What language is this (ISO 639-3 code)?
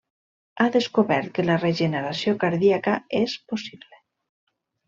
cat